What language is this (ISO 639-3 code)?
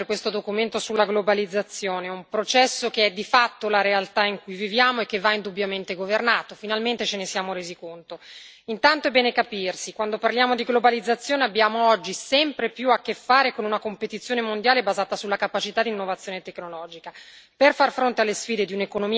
ita